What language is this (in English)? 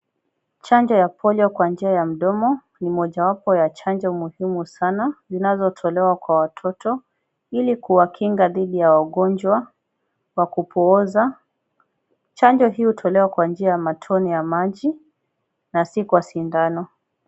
Swahili